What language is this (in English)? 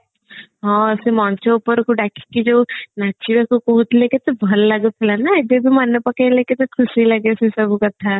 Odia